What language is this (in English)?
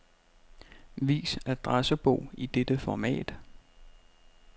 Danish